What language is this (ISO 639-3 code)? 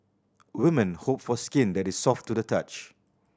eng